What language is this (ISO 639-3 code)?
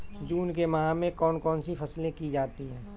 hin